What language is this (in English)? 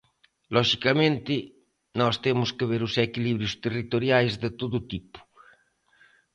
Galician